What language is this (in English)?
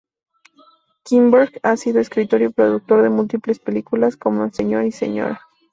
Spanish